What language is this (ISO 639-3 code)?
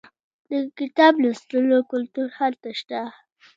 pus